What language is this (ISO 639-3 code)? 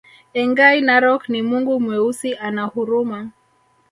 swa